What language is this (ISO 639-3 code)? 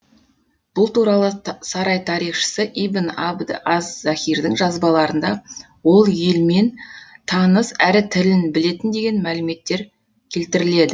kaz